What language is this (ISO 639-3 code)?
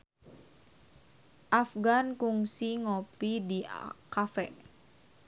sun